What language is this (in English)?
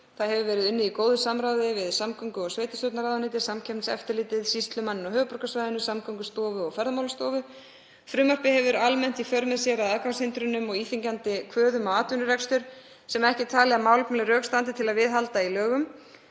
Icelandic